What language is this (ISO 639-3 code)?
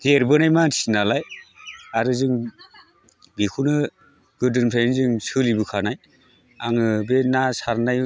brx